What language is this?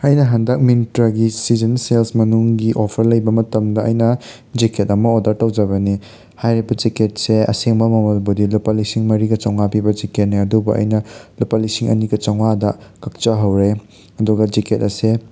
Manipuri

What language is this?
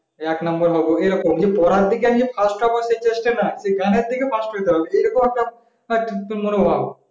Bangla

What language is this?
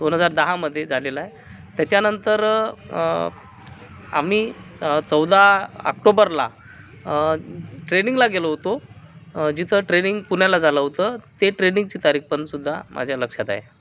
Marathi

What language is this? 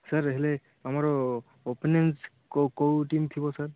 Odia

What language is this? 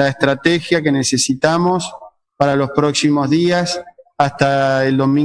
Spanish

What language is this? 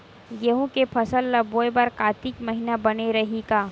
Chhattisgarhi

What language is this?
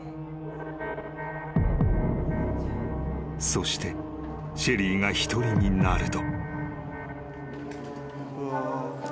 Japanese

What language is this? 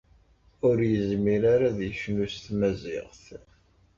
Kabyle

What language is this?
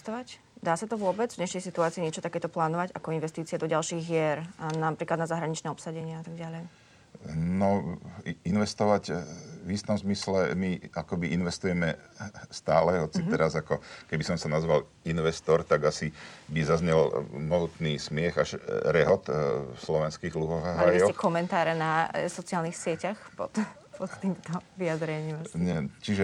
Slovak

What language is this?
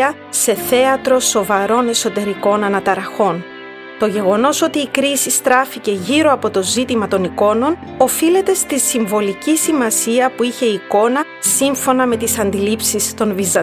Greek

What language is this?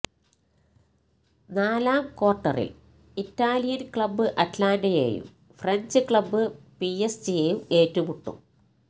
Malayalam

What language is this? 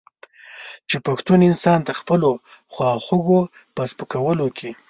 Pashto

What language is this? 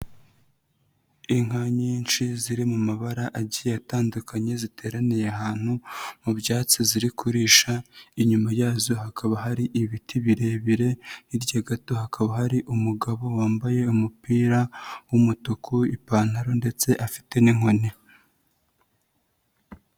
Kinyarwanda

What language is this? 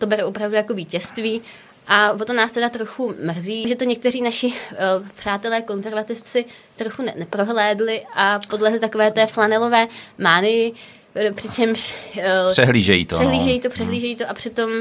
Czech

